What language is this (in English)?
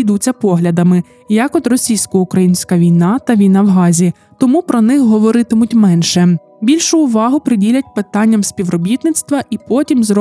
Ukrainian